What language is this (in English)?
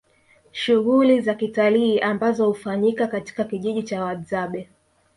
Swahili